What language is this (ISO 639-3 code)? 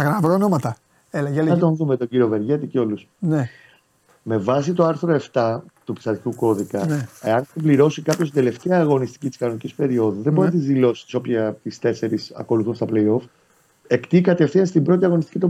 ell